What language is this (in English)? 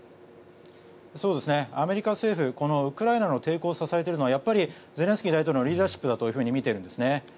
Japanese